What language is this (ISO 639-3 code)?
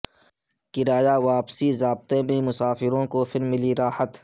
urd